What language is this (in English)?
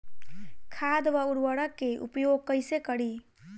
Bhojpuri